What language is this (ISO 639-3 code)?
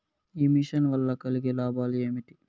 tel